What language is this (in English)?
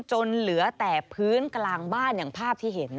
Thai